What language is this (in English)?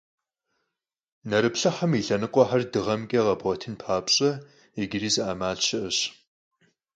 Kabardian